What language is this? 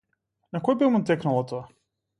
Macedonian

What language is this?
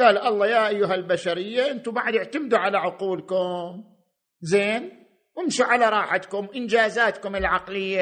Arabic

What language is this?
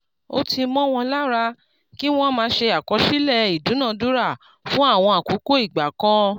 Yoruba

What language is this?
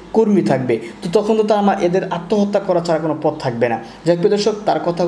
Bangla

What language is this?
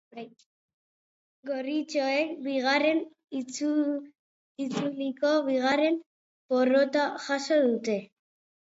Basque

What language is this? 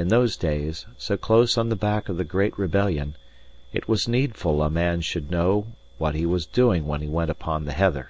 English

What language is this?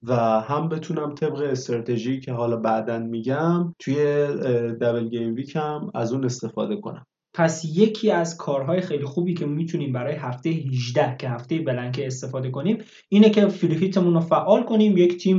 Persian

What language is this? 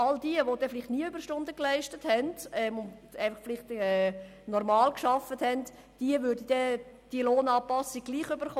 Swiss German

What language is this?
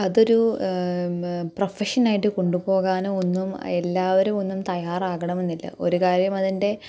Malayalam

